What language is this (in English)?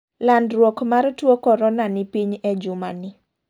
Luo (Kenya and Tanzania)